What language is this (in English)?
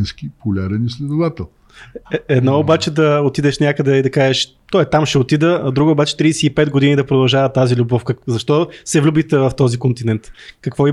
Bulgarian